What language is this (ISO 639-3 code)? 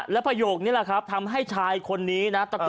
tha